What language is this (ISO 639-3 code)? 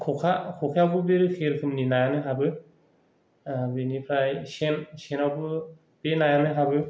brx